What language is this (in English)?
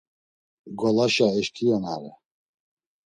Laz